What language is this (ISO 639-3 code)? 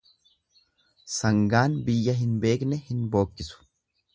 orm